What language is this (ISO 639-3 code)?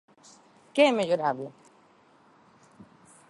glg